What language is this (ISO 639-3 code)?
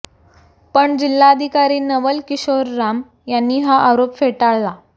mar